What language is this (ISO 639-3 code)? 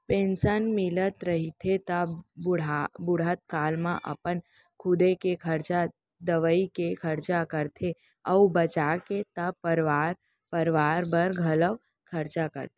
hne